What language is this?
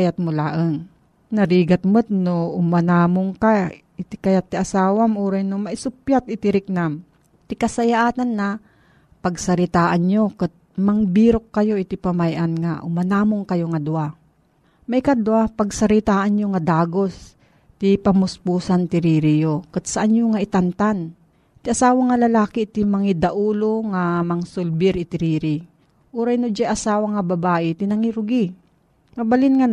Filipino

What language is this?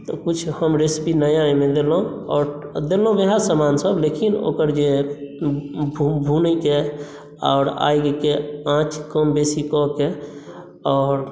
Maithili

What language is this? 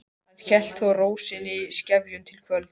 Icelandic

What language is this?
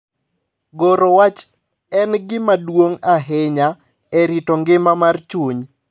Luo (Kenya and Tanzania)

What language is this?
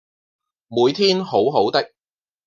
Cantonese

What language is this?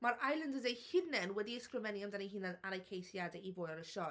Welsh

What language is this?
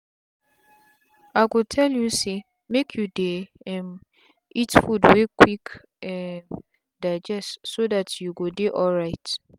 Nigerian Pidgin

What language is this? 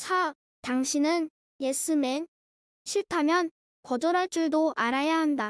Korean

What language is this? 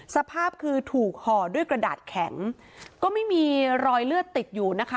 Thai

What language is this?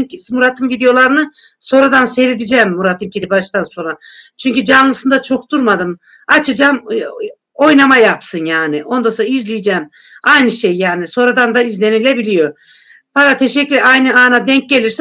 Turkish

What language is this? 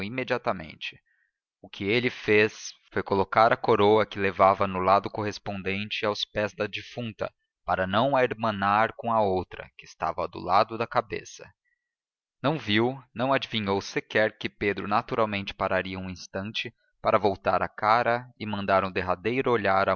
Portuguese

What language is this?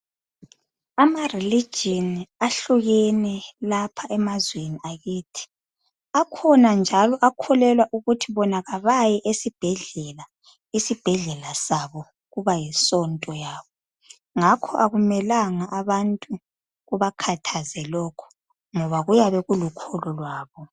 North Ndebele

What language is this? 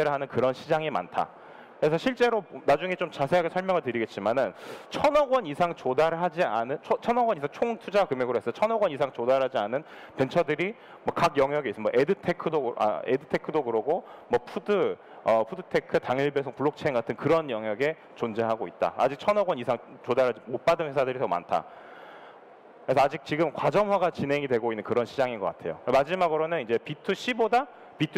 Korean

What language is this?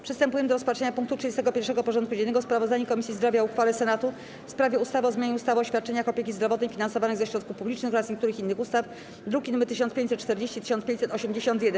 Polish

